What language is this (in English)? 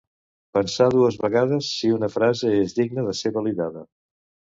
Catalan